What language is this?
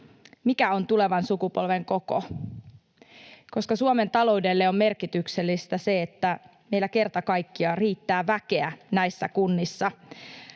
Finnish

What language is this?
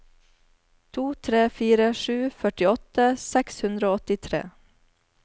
Norwegian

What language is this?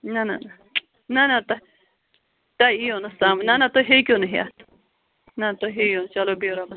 Kashmiri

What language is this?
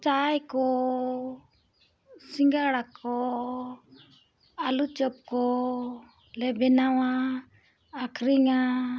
Santali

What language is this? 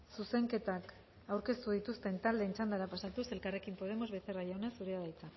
Basque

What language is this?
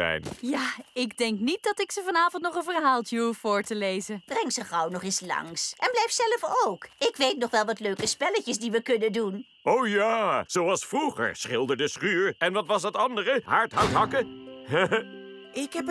Dutch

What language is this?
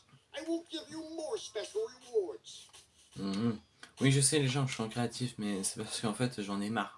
French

